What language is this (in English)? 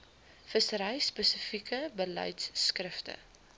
Afrikaans